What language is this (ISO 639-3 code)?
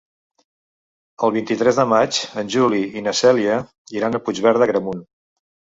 cat